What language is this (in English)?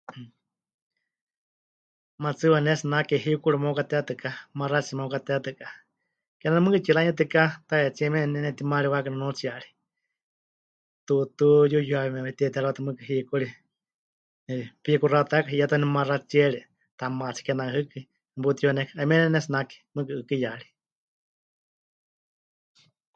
Huichol